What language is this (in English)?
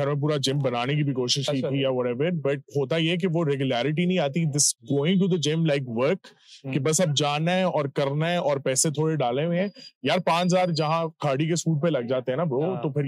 Urdu